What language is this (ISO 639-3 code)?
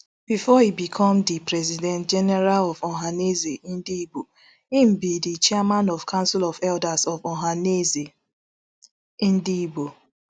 pcm